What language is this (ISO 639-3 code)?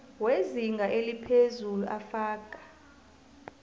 nbl